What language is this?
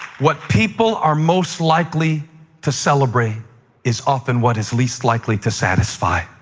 English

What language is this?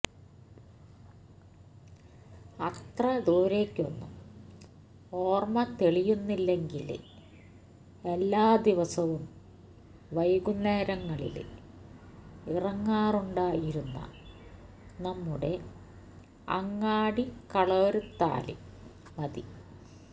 Malayalam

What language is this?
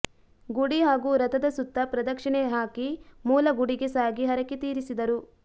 Kannada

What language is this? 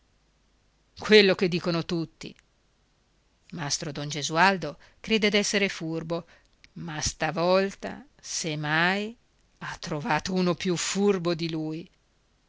Italian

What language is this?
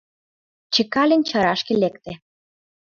Mari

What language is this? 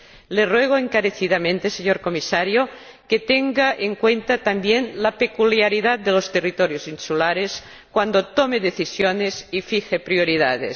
Spanish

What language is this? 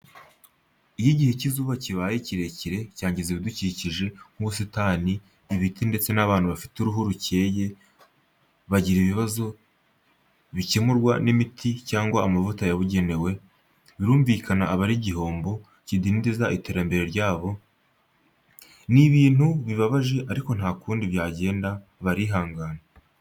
Kinyarwanda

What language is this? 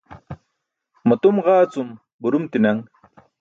Burushaski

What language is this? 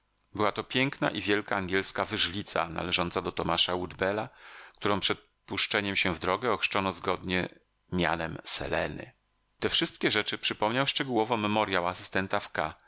Polish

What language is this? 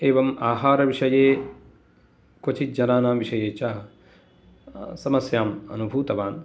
Sanskrit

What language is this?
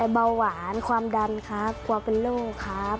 Thai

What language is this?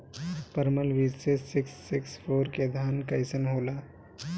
Bhojpuri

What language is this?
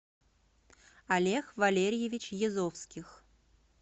Russian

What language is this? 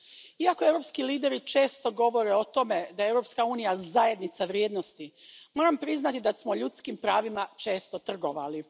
Croatian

